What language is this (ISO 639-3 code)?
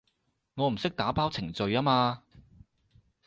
yue